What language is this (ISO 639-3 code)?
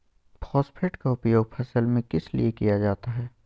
mag